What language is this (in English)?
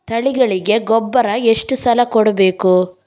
Kannada